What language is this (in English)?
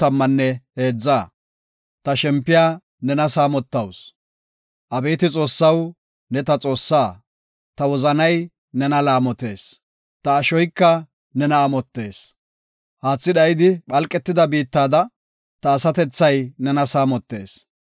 Gofa